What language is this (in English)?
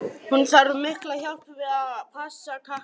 Icelandic